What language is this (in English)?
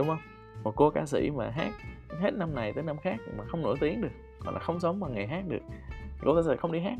Vietnamese